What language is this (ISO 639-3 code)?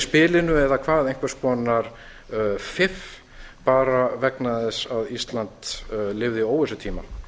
isl